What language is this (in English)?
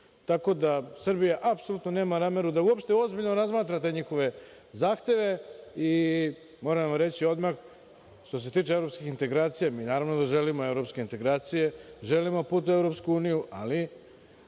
Serbian